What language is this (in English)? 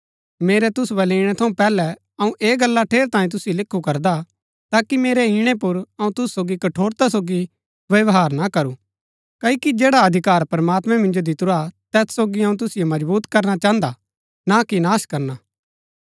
Gaddi